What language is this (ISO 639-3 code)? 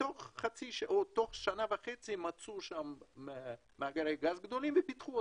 heb